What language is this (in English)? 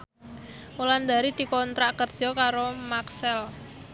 Javanese